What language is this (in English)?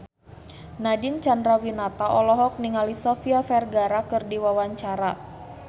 Sundanese